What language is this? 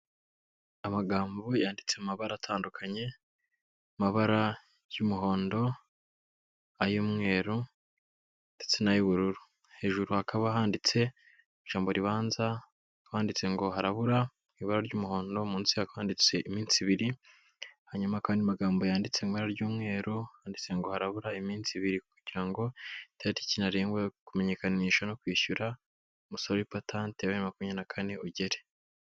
Kinyarwanda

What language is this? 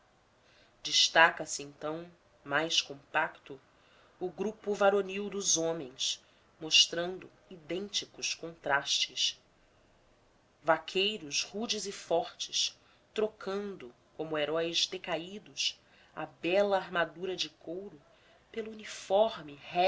Portuguese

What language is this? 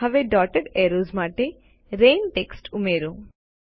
Gujarati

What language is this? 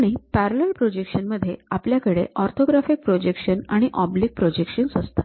Marathi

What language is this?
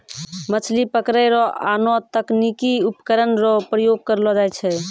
Maithili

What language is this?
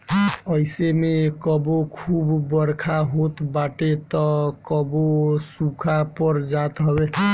Bhojpuri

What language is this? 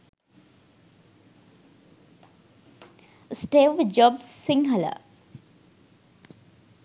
Sinhala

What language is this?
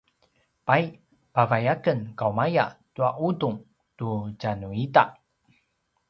Paiwan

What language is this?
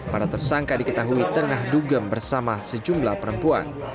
Indonesian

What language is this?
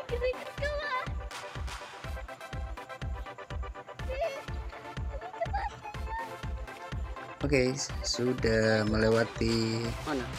Indonesian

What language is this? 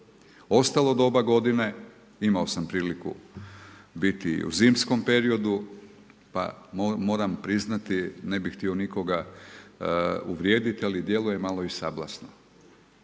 Croatian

